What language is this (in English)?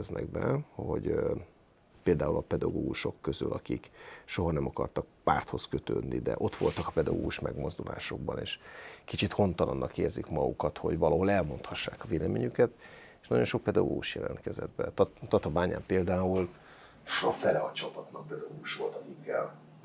Hungarian